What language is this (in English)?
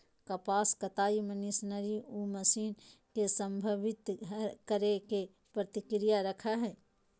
Magahi